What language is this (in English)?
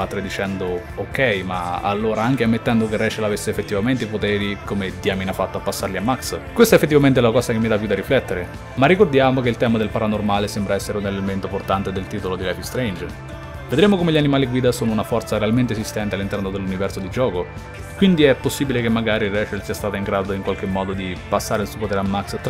Italian